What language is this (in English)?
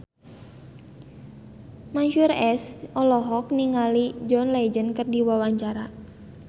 Sundanese